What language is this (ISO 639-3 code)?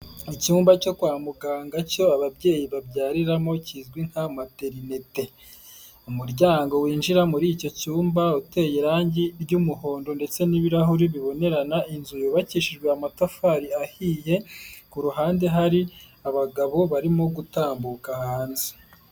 kin